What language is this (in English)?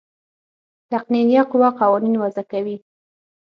Pashto